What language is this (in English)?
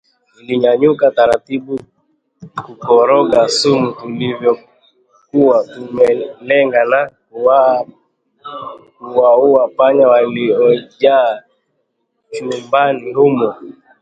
Swahili